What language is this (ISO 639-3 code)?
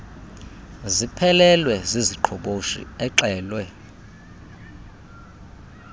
xho